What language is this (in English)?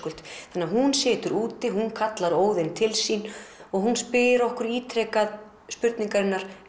Icelandic